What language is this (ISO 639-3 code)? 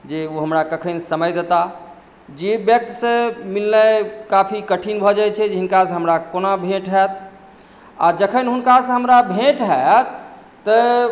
mai